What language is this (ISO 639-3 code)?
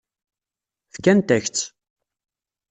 kab